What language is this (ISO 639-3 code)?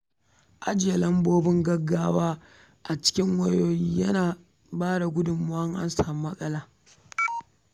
hau